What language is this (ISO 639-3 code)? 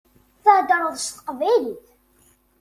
kab